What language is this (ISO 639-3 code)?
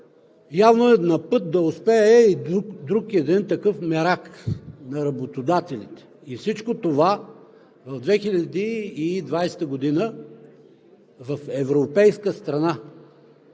bul